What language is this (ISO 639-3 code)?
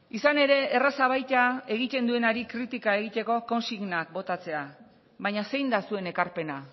eus